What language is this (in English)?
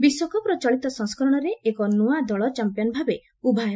Odia